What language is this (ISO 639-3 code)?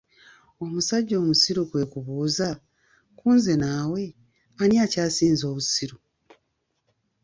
lug